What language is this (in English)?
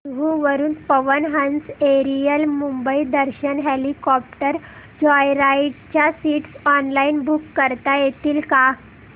Marathi